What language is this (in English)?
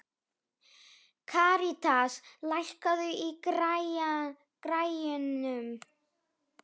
Icelandic